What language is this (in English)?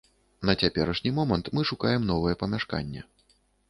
Belarusian